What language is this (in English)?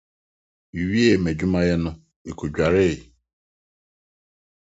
Akan